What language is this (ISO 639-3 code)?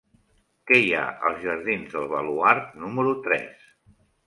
cat